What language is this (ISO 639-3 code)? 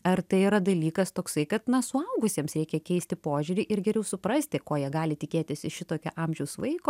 lit